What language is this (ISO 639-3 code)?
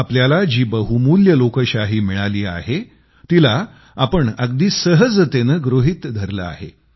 mar